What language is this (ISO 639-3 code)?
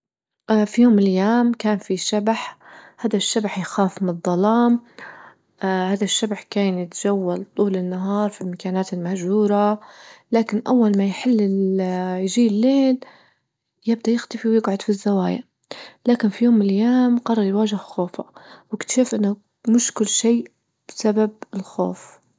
ayl